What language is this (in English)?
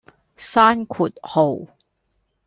Cantonese